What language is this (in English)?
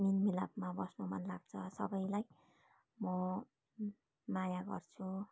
Nepali